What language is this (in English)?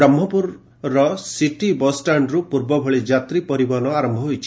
Odia